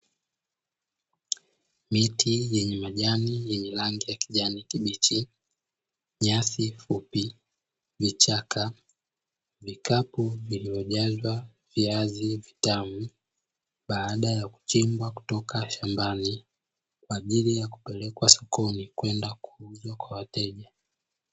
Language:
Swahili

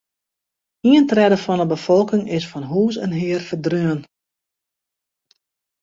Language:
Western Frisian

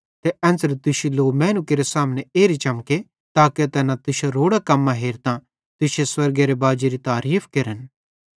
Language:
Bhadrawahi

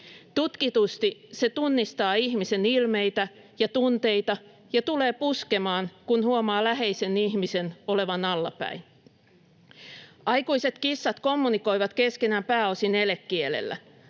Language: Finnish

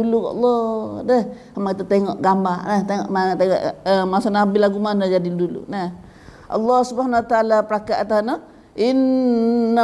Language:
Malay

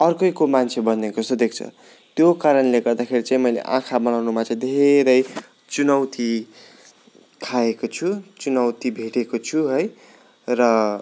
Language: Nepali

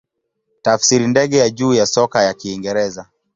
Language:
Swahili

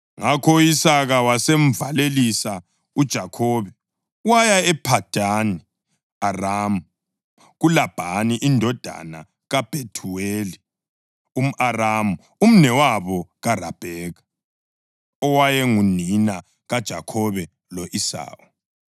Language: North Ndebele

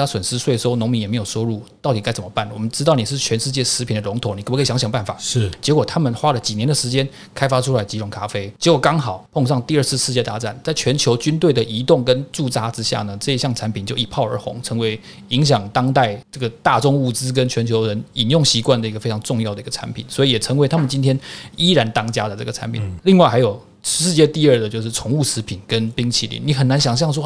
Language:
Chinese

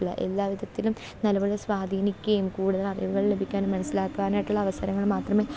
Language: Malayalam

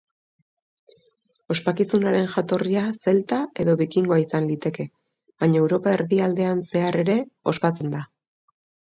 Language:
Basque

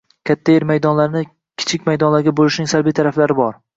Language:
Uzbek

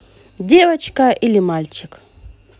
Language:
Russian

